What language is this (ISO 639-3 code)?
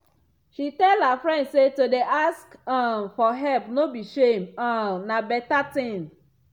pcm